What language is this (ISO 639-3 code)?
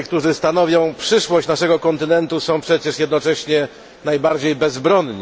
pol